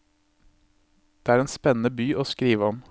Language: Norwegian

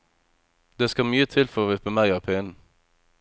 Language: Norwegian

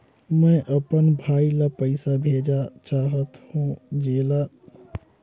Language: Chhattisgarhi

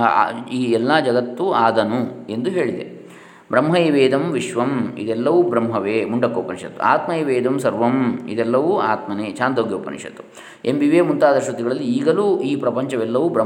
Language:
Kannada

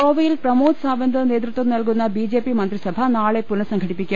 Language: Malayalam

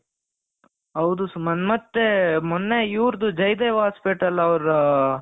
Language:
Kannada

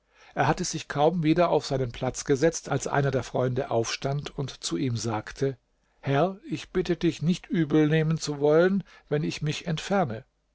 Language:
German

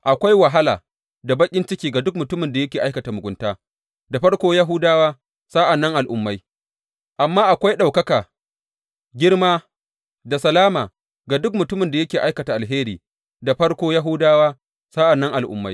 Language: Hausa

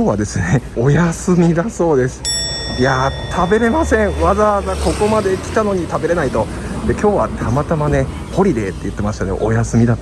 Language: Japanese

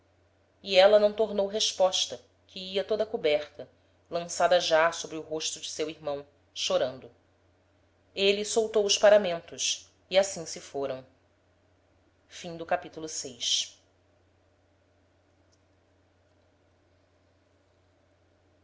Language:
Portuguese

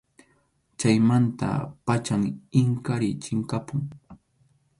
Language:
Arequipa-La Unión Quechua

